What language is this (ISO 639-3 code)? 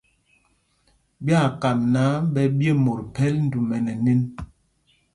mgg